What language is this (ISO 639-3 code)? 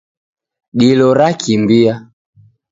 dav